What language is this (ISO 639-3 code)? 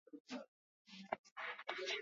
swa